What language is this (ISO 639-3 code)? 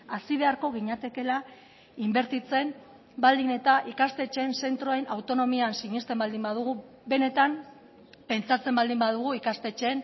eus